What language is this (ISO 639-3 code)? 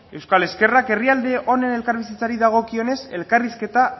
eus